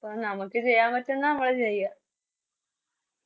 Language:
Malayalam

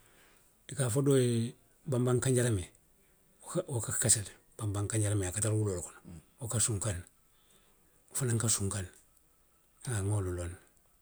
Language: Western Maninkakan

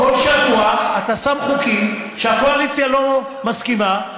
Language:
Hebrew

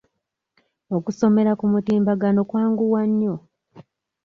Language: Ganda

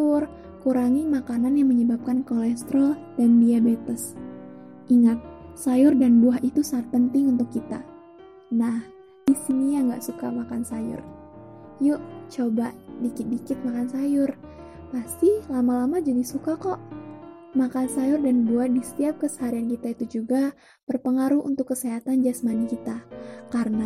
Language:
Indonesian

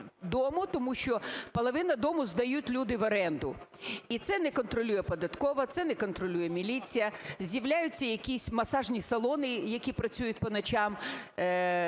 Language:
Ukrainian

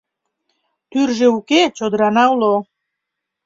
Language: Mari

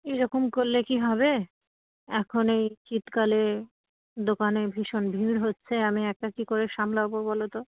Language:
Bangla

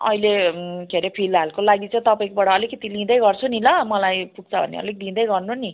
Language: Nepali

